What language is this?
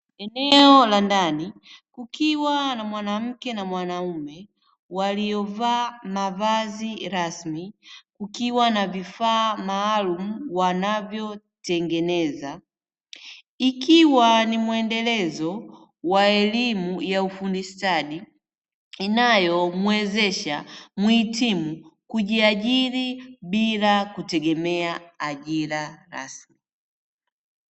Swahili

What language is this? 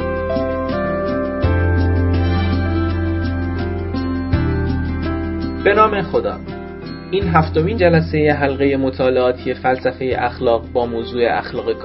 Persian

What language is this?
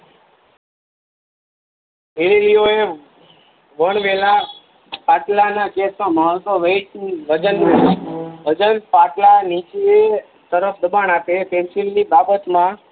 Gujarati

